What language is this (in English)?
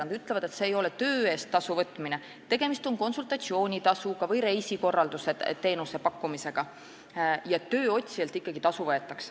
Estonian